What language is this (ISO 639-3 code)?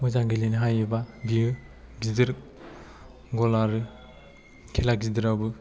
brx